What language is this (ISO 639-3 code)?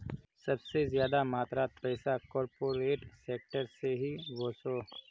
mag